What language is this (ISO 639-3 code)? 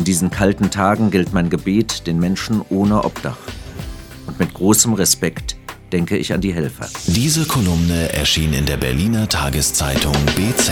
deu